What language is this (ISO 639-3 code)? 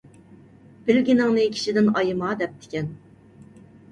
uig